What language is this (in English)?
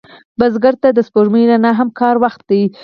Pashto